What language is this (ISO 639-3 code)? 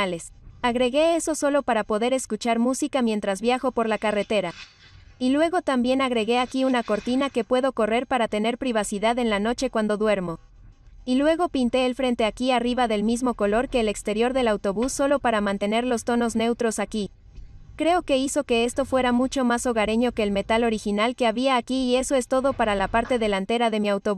spa